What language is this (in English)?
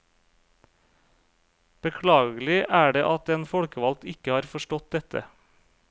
Norwegian